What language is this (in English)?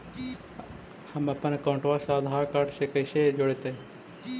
Magahi